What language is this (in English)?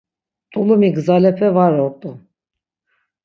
Laz